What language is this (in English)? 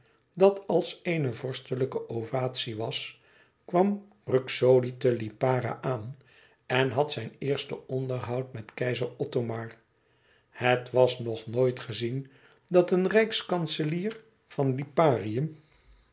Dutch